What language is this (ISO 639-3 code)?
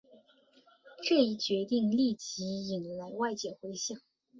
zho